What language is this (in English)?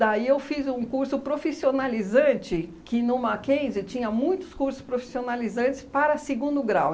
Portuguese